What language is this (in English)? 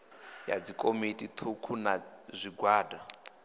Venda